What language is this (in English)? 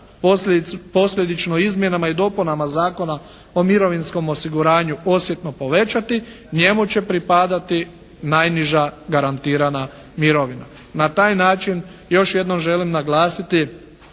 Croatian